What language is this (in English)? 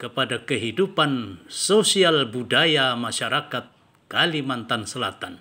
Indonesian